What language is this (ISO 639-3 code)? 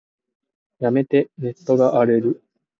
jpn